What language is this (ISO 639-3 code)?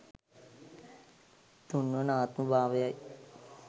sin